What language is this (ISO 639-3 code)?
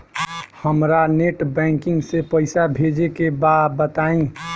bho